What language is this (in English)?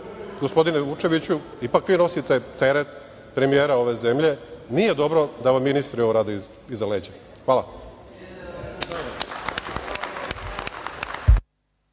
Serbian